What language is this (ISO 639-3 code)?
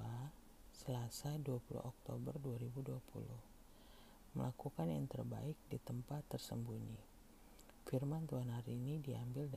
ind